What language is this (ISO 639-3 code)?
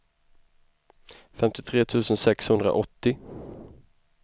swe